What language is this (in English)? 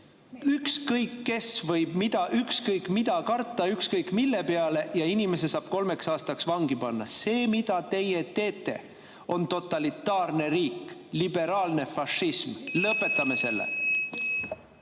Estonian